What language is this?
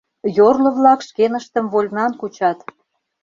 Mari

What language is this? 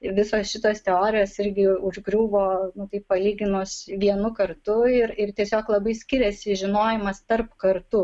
Lithuanian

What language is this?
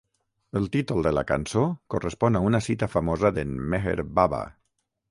Catalan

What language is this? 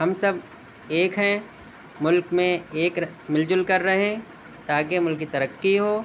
Urdu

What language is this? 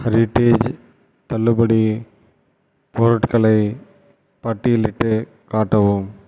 Tamil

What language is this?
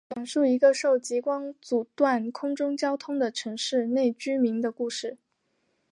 Chinese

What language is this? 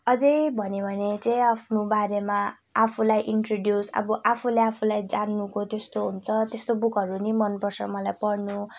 Nepali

